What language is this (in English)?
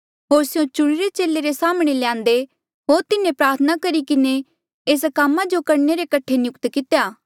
Mandeali